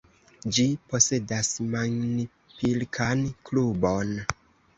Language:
Esperanto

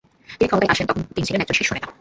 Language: Bangla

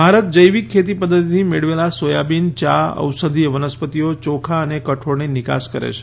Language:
Gujarati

